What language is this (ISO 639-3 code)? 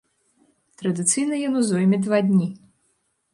bel